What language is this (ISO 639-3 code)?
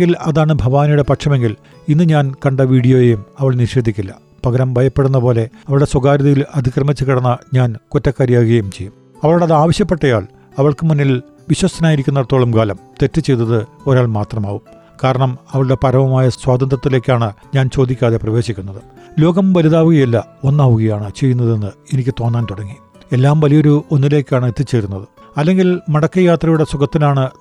mal